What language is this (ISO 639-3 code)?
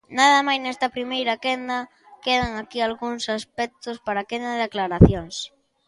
glg